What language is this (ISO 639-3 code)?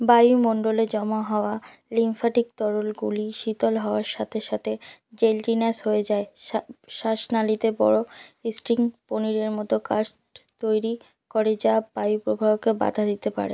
ben